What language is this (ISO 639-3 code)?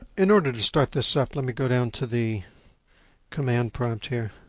eng